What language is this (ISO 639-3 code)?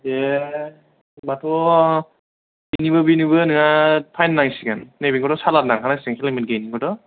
brx